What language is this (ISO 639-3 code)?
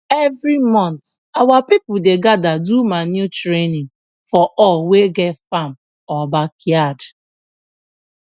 pcm